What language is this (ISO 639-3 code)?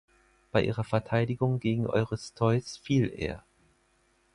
deu